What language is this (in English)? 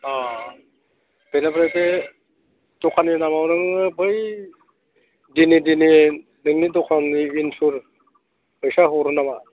Bodo